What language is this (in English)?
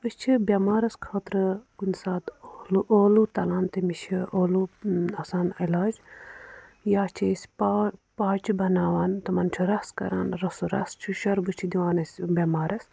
Kashmiri